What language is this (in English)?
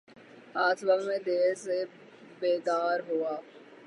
Urdu